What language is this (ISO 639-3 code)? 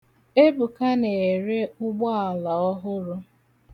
ibo